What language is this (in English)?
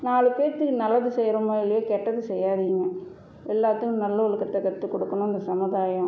Tamil